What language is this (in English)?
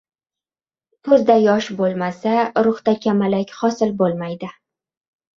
Uzbek